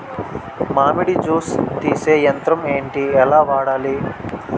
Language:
Telugu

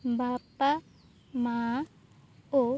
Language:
Odia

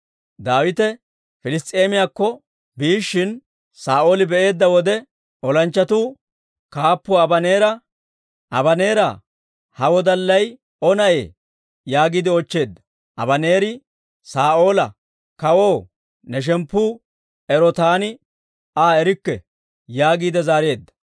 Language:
Dawro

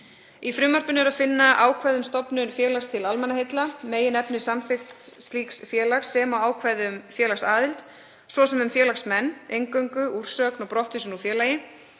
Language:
Icelandic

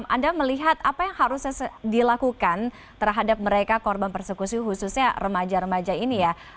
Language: Indonesian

